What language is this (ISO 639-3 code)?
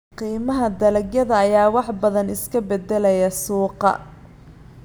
som